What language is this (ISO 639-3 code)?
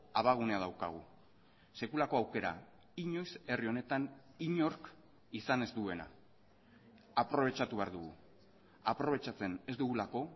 eus